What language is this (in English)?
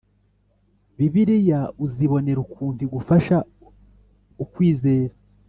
Kinyarwanda